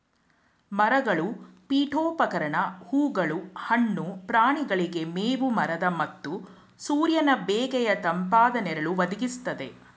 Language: Kannada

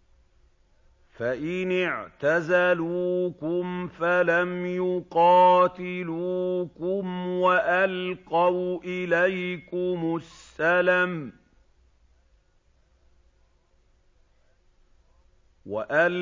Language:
Arabic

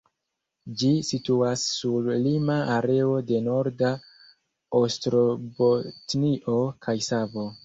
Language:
Esperanto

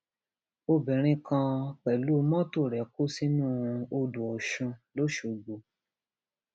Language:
Yoruba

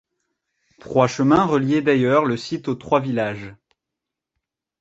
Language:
French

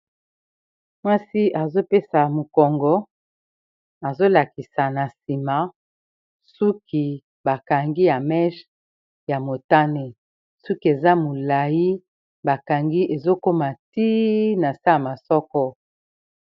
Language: Lingala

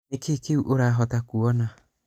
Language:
Kikuyu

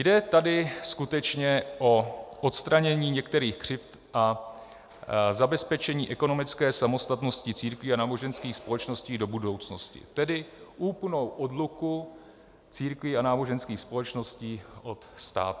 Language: Czech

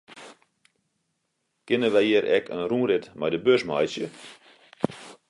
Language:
Western Frisian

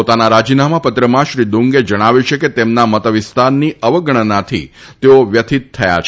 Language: Gujarati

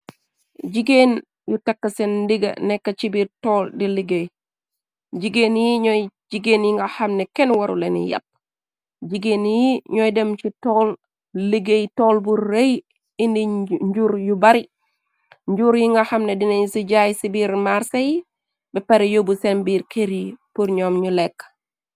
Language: Wolof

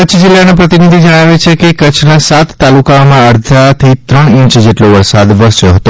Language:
Gujarati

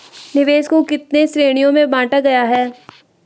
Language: Hindi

